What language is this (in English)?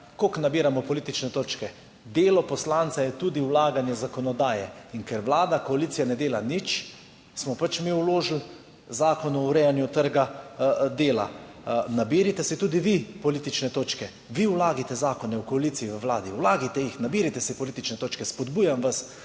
Slovenian